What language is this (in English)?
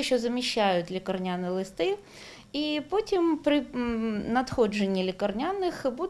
Ukrainian